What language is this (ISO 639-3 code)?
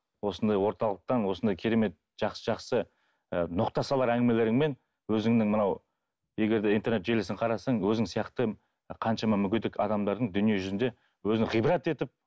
kaz